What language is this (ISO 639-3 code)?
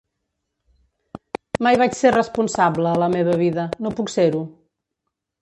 cat